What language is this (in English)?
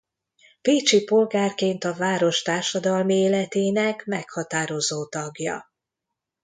Hungarian